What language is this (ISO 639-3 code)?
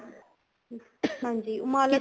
pan